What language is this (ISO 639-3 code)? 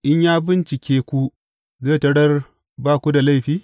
hau